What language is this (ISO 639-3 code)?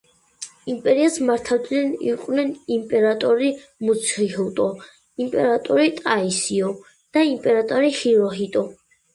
kat